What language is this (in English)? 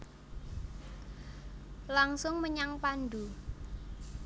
Javanese